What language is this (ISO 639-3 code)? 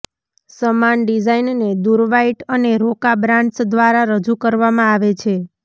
guj